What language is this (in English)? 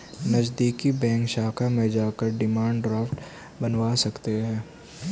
Hindi